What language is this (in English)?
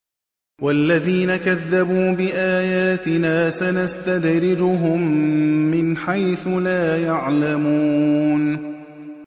Arabic